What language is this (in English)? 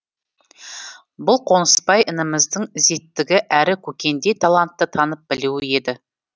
Kazakh